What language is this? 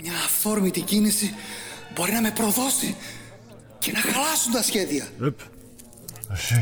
Greek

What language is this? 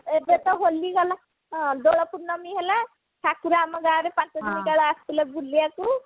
Odia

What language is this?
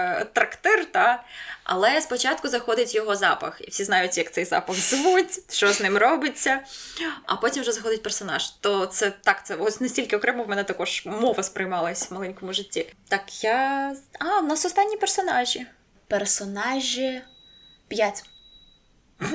Ukrainian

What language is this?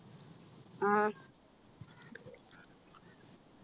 Malayalam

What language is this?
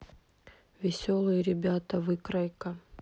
Russian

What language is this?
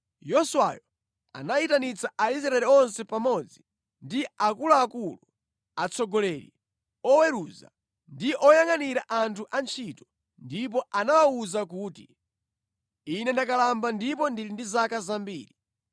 Nyanja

